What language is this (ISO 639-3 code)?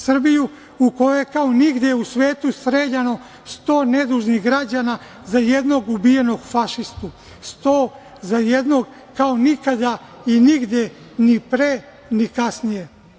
srp